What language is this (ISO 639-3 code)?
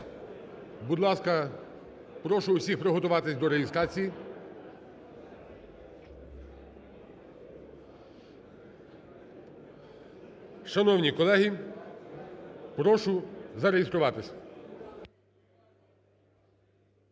ukr